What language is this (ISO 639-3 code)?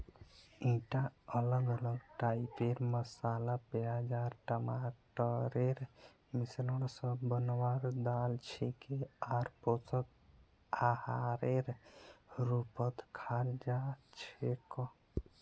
mag